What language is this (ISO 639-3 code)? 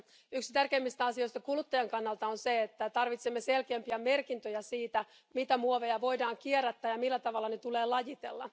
fin